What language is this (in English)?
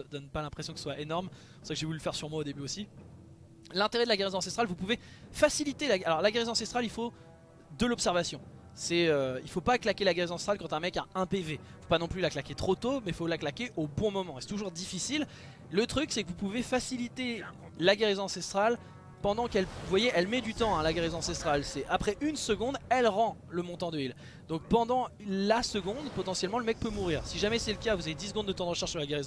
French